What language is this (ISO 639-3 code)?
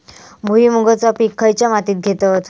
mar